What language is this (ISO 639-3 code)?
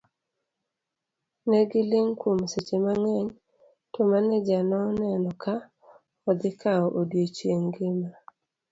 luo